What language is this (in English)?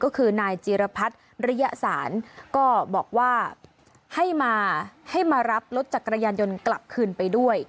Thai